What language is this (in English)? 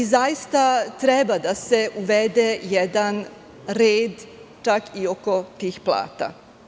Serbian